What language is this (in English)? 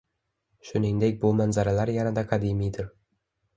Uzbek